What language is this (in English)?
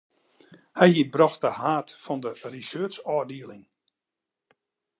Western Frisian